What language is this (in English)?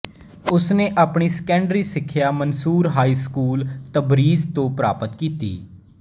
Punjabi